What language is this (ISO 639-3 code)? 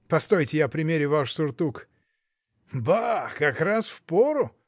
rus